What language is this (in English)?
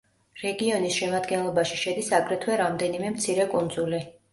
Georgian